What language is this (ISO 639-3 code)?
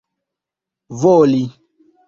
epo